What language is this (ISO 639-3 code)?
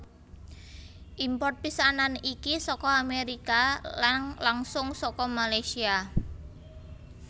jav